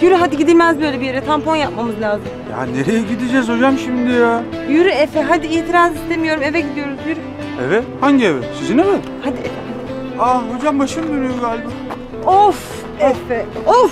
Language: Turkish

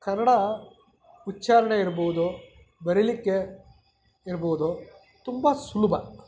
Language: Kannada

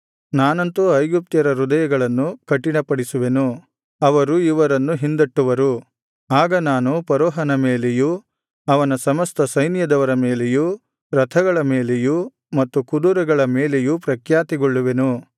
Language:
Kannada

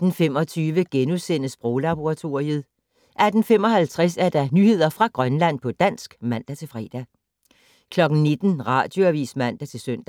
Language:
Danish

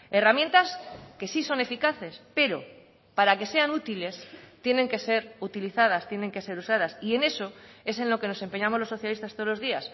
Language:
Spanish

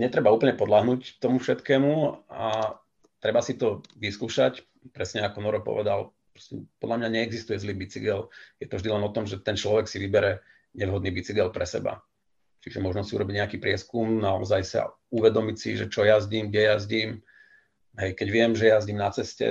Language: Slovak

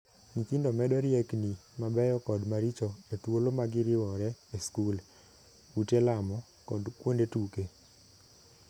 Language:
Luo (Kenya and Tanzania)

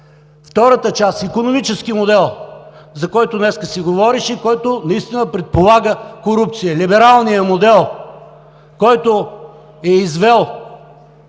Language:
Bulgarian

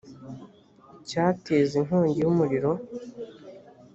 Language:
Kinyarwanda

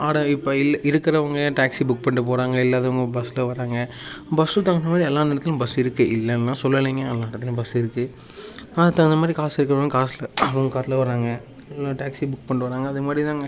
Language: Tamil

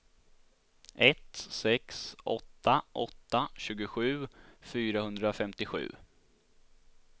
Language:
Swedish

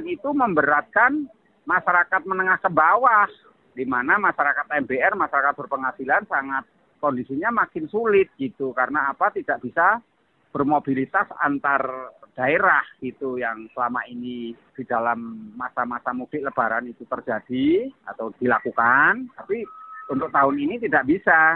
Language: Indonesian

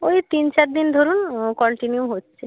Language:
Bangla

